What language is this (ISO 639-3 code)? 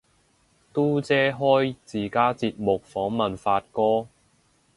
yue